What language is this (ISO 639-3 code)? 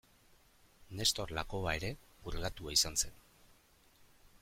eus